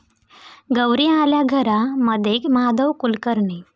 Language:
Marathi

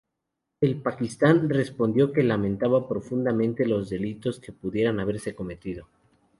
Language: Spanish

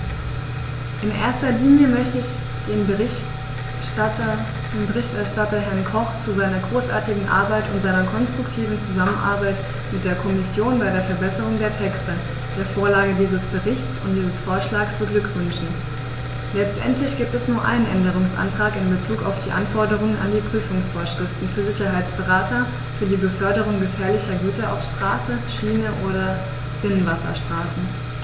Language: German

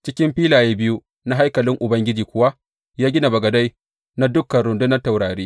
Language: Hausa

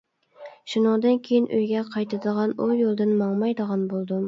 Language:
Uyghur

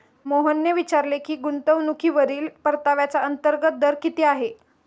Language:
Marathi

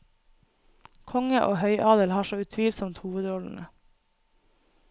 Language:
Norwegian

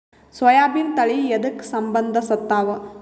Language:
Kannada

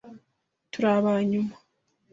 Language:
Kinyarwanda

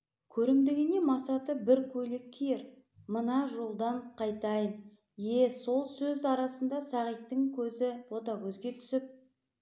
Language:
Kazakh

